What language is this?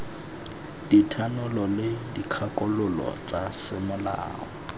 Tswana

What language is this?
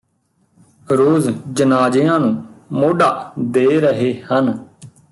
Punjabi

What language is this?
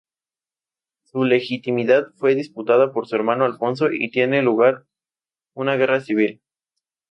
Spanish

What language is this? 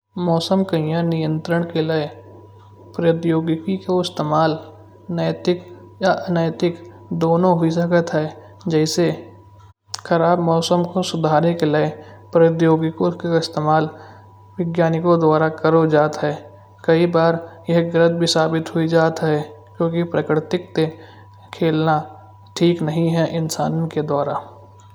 Kanauji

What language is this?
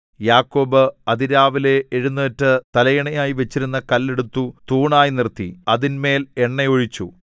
Malayalam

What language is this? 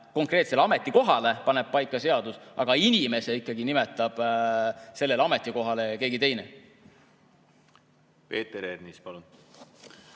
Estonian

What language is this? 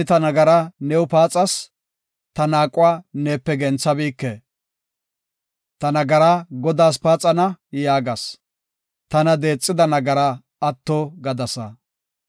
Gofa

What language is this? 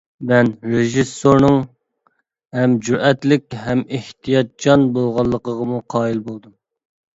Uyghur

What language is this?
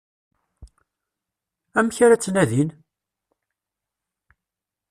Kabyle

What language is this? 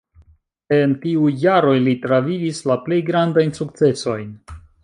Esperanto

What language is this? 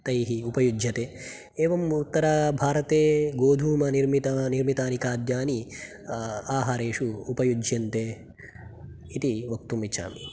Sanskrit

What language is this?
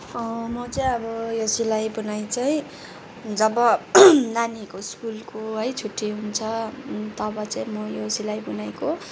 Nepali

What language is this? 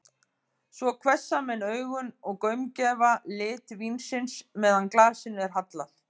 Icelandic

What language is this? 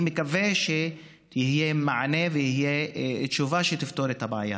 Hebrew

